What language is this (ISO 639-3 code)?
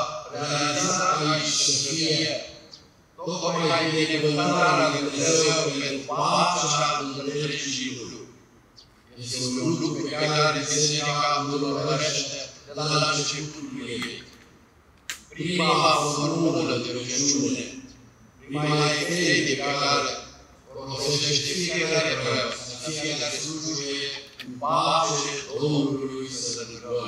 ron